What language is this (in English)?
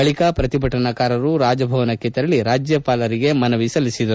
Kannada